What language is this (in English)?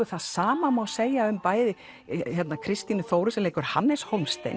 Icelandic